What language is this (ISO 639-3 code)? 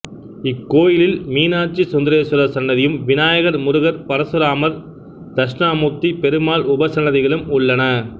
tam